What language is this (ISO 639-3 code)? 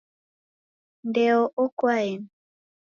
dav